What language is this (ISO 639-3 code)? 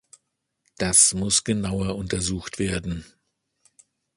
deu